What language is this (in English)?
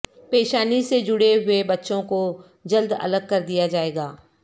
Urdu